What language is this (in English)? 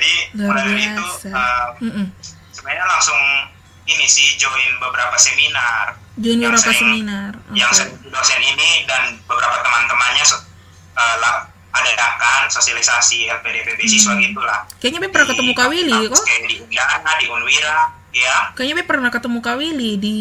Indonesian